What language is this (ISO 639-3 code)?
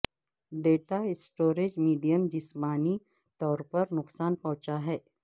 urd